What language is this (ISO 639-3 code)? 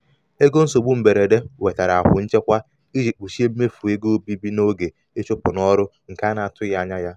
ibo